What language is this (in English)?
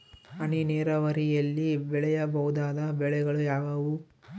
Kannada